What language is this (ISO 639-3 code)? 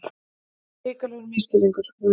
isl